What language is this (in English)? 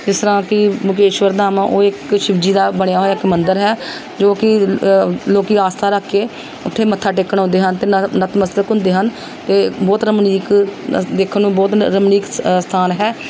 Punjabi